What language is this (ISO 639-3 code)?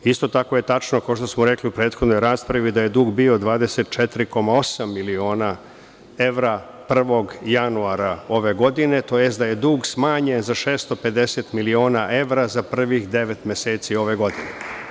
srp